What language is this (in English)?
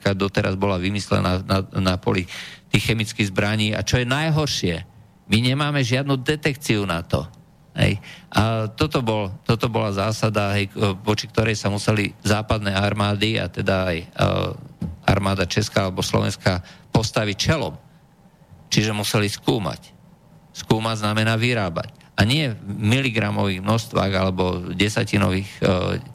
Slovak